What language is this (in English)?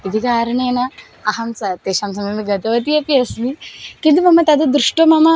Sanskrit